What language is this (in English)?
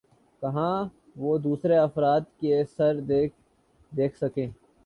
Urdu